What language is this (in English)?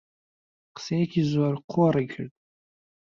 Central Kurdish